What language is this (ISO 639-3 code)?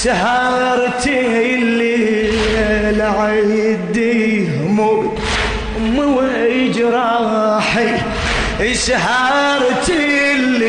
ara